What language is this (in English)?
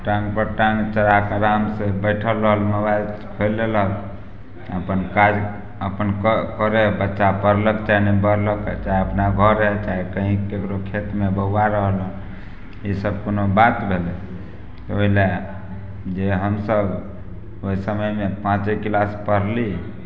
Maithili